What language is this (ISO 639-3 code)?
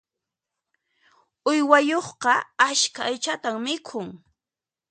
qxp